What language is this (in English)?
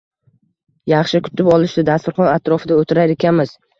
Uzbek